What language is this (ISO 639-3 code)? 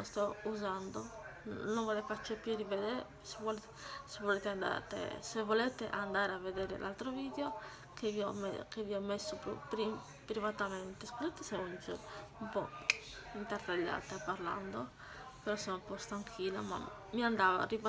ita